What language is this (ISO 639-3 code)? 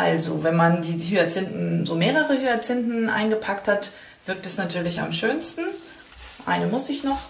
deu